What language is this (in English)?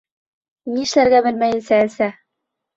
Bashkir